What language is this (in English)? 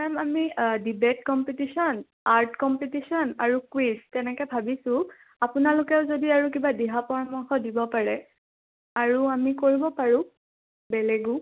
Assamese